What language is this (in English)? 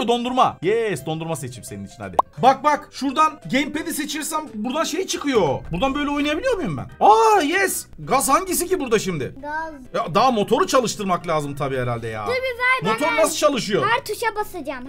Turkish